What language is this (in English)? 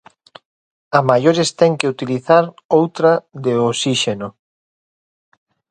Galician